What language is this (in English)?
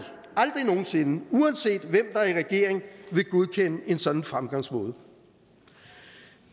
Danish